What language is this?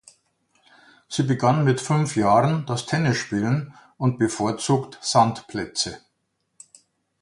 German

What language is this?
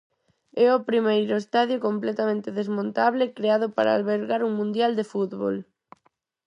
Galician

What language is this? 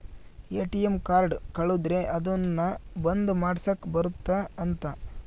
Kannada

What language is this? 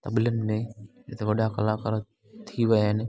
Sindhi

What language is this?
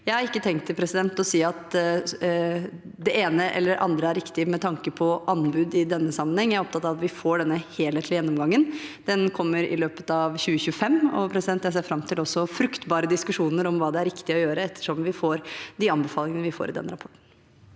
Norwegian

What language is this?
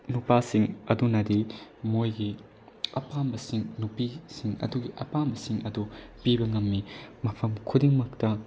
Manipuri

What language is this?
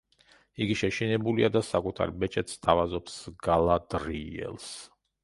Georgian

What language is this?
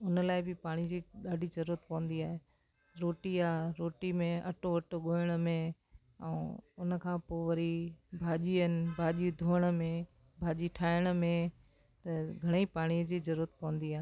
Sindhi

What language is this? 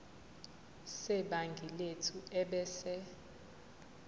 Zulu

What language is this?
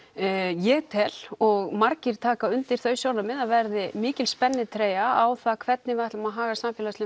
Icelandic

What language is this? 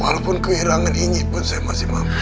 Indonesian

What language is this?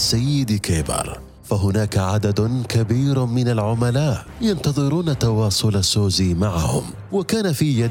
Arabic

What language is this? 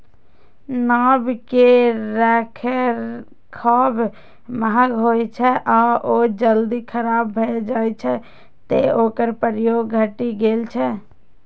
Maithili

